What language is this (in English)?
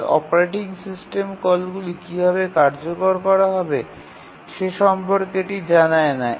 Bangla